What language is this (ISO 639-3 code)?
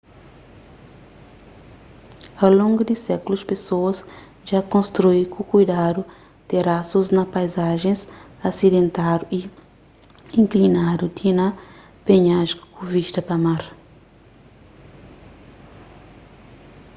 kea